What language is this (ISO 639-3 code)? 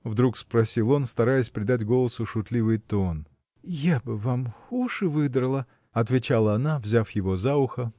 rus